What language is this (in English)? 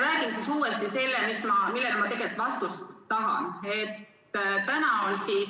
Estonian